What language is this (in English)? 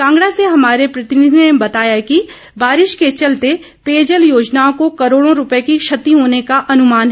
Hindi